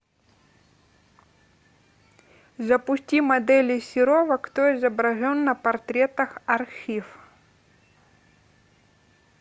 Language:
Russian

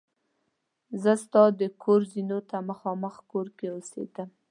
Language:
Pashto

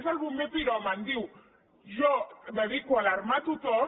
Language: Catalan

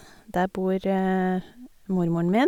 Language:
Norwegian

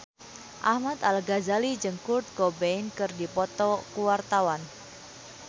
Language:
Sundanese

